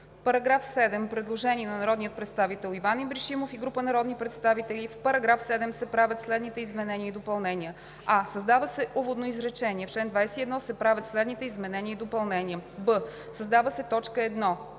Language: Bulgarian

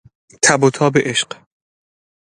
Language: Persian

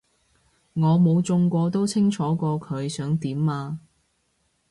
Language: Cantonese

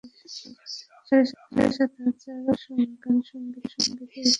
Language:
Bangla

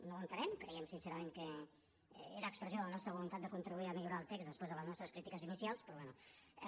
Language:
Catalan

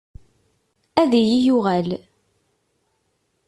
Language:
Kabyle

